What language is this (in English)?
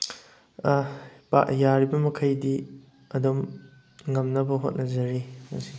Manipuri